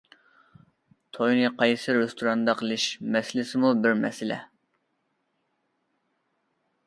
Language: Uyghur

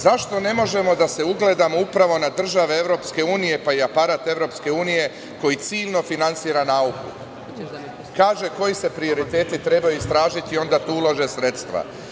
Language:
Serbian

